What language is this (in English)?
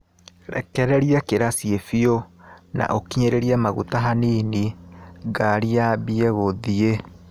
Kikuyu